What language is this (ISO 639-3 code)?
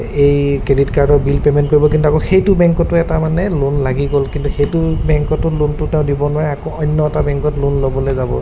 asm